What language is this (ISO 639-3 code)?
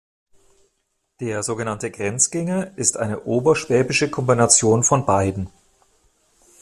deu